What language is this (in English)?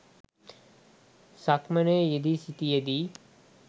Sinhala